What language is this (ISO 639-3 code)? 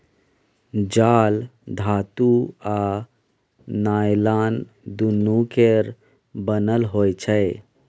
mai